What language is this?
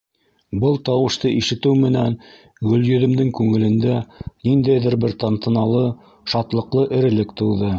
Bashkir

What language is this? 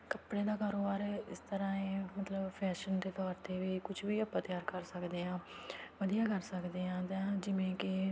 Punjabi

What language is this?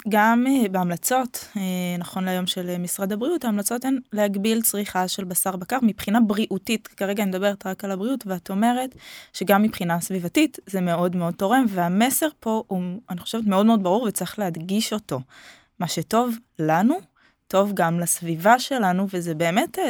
Hebrew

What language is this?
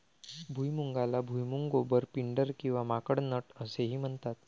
Marathi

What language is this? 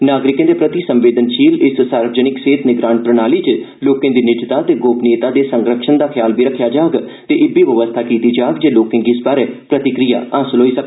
Dogri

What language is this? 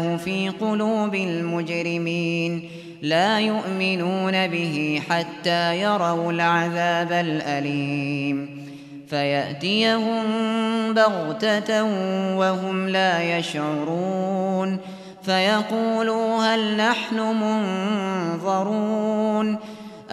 Arabic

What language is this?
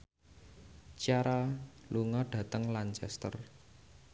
Javanese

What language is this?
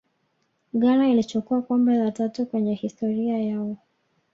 Swahili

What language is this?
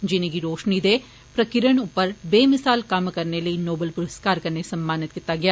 Dogri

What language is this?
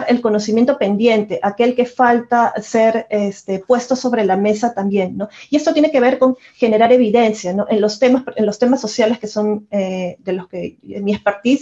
Spanish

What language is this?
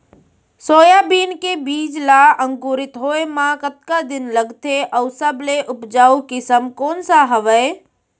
Chhattisgarhi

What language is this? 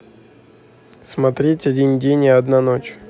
Russian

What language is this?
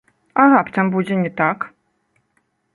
Belarusian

